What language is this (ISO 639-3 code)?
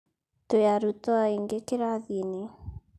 kik